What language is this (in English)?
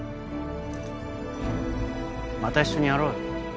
Japanese